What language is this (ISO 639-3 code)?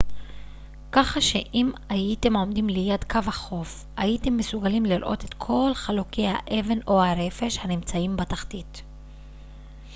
heb